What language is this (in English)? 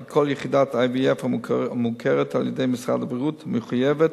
Hebrew